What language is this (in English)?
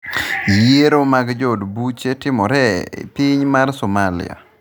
Luo (Kenya and Tanzania)